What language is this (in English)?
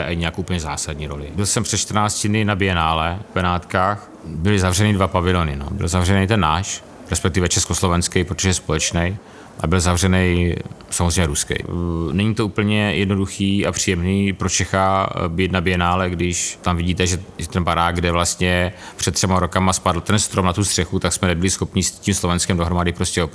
Czech